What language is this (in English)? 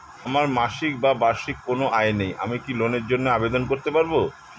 Bangla